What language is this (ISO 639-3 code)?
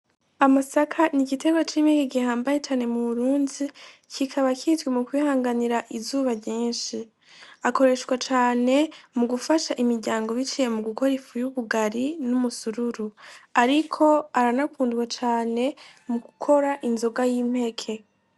run